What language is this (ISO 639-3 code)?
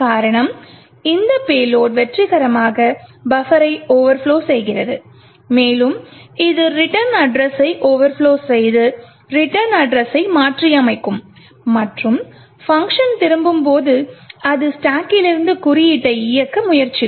tam